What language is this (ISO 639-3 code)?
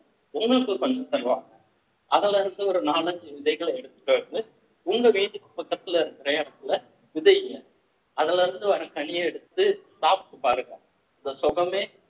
tam